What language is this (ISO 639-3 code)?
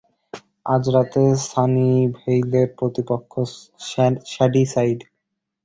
ben